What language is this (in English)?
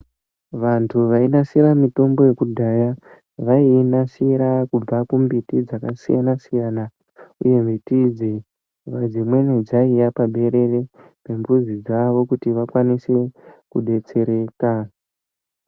Ndau